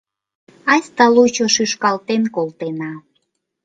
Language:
Mari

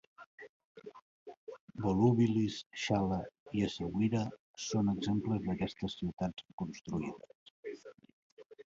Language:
Catalan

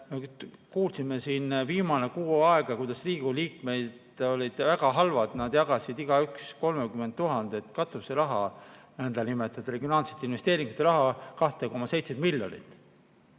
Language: Estonian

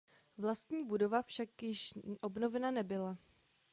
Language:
Czech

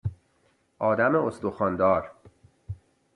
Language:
Persian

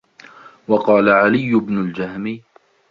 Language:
Arabic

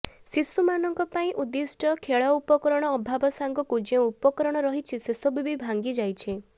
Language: Odia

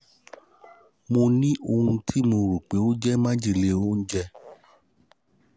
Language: Yoruba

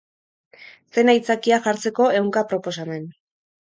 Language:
Basque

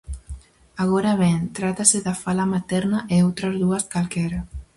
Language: Galician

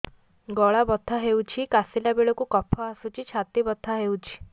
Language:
Odia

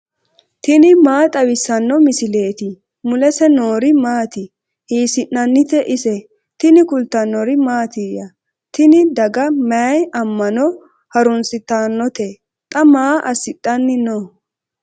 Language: Sidamo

